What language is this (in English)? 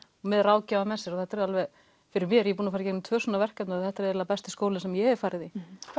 Icelandic